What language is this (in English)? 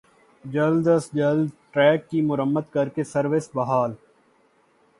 Urdu